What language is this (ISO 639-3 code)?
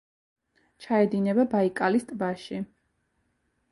kat